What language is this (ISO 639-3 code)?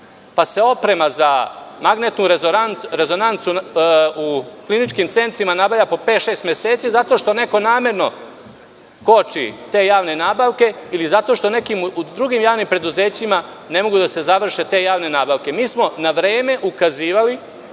srp